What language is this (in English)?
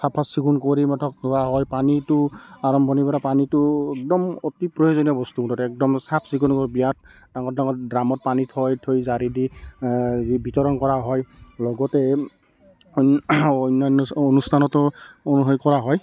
Assamese